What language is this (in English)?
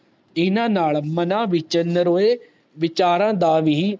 Punjabi